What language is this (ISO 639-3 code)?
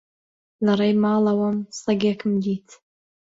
ckb